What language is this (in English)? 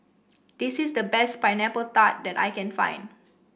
English